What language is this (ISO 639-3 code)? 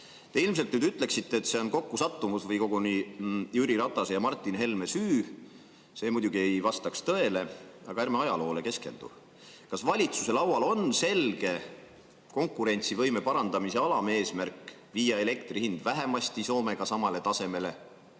est